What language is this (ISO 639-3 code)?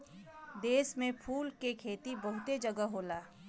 bho